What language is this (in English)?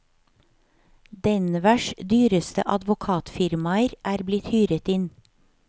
Norwegian